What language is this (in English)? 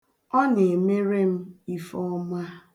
Igbo